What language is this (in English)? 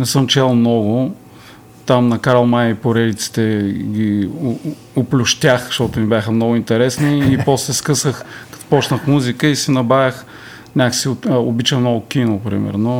Bulgarian